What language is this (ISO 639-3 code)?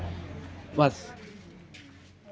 doi